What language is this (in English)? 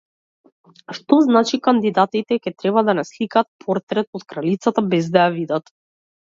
Macedonian